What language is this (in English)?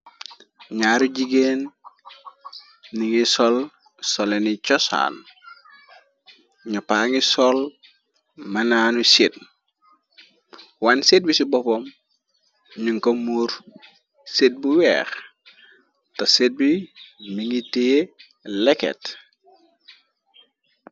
Wolof